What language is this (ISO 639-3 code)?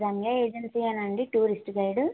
tel